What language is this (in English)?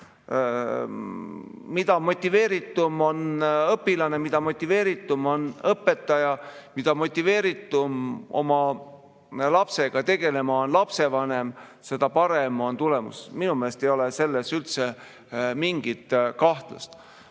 Estonian